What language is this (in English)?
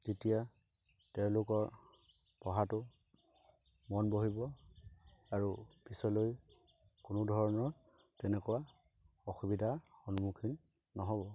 Assamese